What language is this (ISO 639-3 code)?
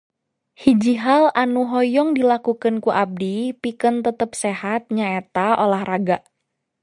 sun